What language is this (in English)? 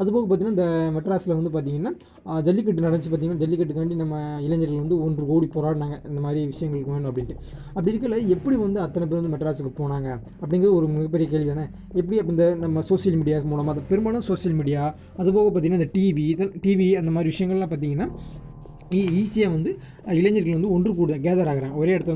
Tamil